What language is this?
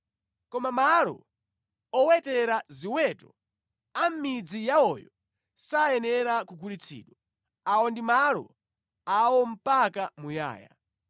Nyanja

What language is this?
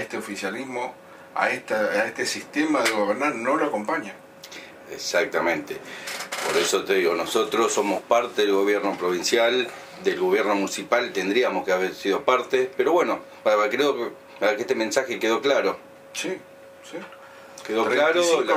Spanish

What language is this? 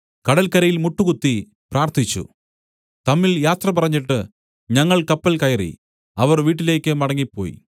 Malayalam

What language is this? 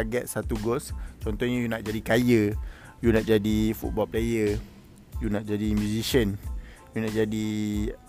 Malay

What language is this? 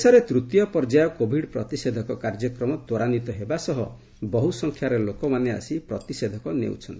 Odia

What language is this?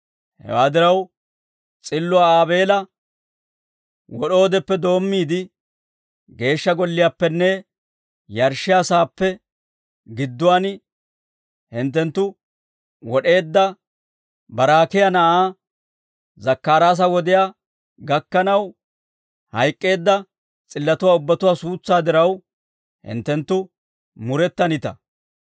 Dawro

